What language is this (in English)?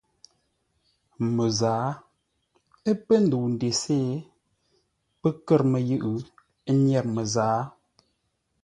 Ngombale